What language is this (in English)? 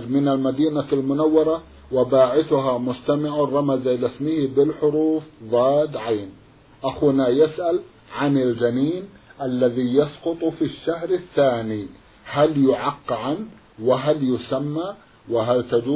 Arabic